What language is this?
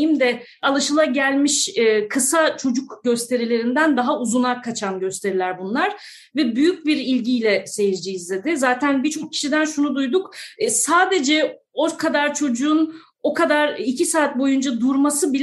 Turkish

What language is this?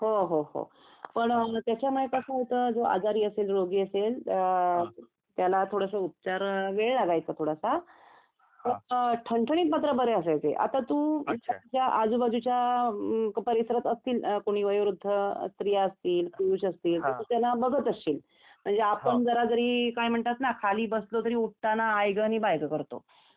Marathi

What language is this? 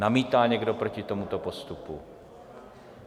Czech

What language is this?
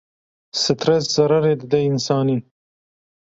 Kurdish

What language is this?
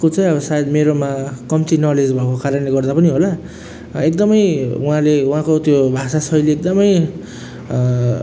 Nepali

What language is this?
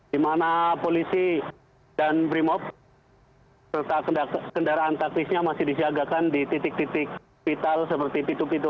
Indonesian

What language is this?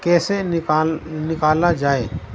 Urdu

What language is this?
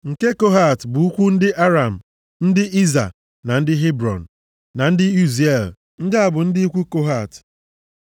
Igbo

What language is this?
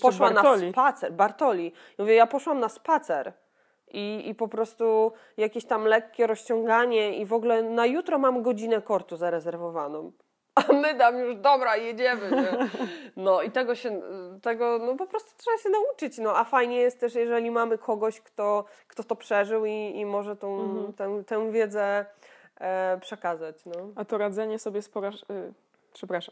Polish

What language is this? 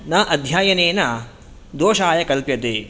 Sanskrit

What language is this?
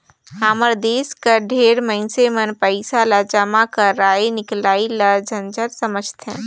Chhattisgarhi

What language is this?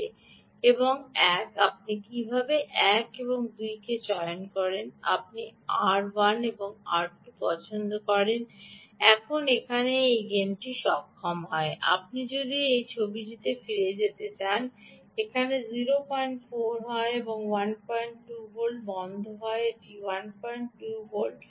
Bangla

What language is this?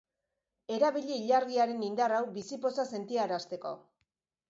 Basque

